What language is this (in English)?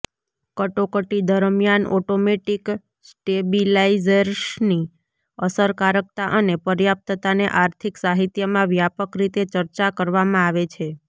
Gujarati